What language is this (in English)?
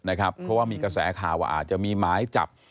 Thai